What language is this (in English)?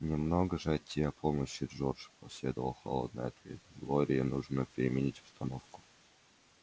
Russian